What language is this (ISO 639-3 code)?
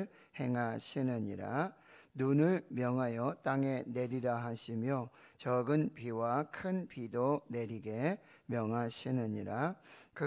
kor